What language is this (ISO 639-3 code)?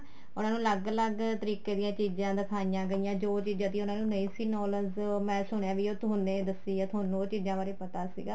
pan